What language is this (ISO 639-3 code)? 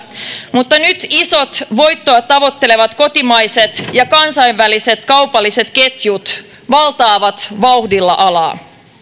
fin